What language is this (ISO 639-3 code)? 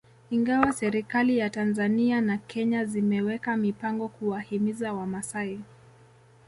swa